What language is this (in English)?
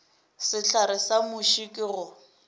Northern Sotho